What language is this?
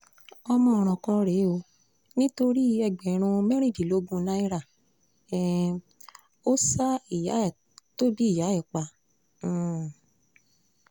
Yoruba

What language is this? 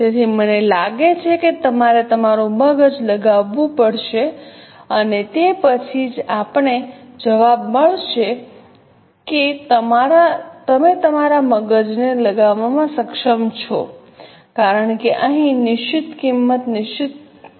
Gujarati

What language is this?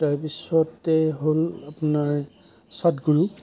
Assamese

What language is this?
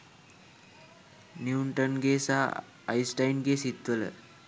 Sinhala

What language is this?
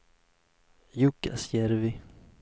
Swedish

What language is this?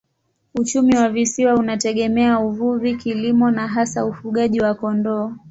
Swahili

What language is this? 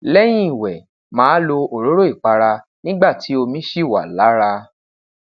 Yoruba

